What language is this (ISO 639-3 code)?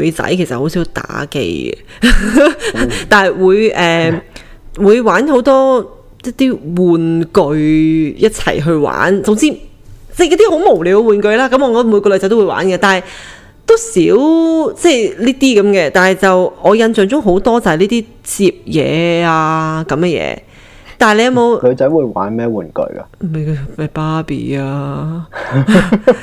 zho